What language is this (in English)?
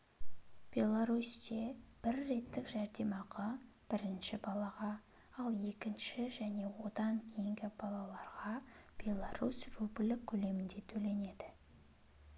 Kazakh